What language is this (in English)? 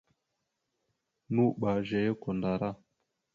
Mada (Cameroon)